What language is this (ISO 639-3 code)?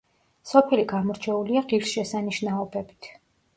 kat